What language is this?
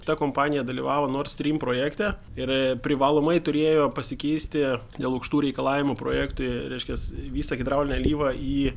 Lithuanian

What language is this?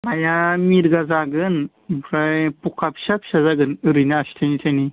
Bodo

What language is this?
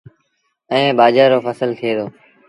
Sindhi Bhil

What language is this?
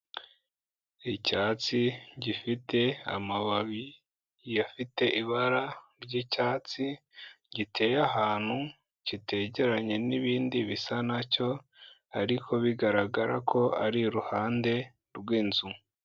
Kinyarwanda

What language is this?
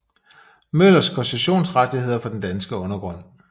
Danish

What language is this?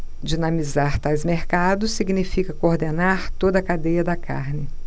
Portuguese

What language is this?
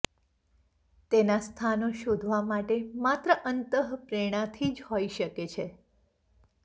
Gujarati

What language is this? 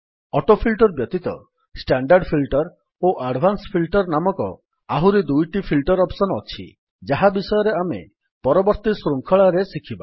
Odia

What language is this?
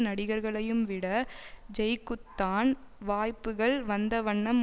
Tamil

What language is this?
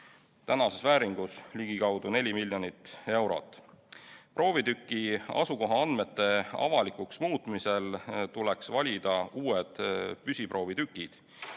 Estonian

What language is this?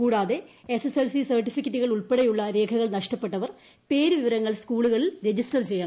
Malayalam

